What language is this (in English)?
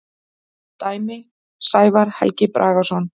Icelandic